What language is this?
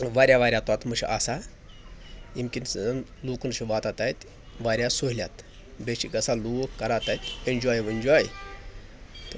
Kashmiri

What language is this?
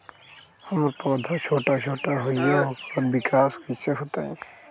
Magahi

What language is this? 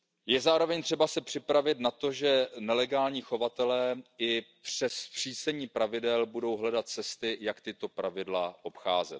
Czech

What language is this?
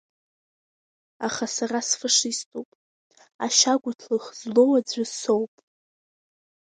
Abkhazian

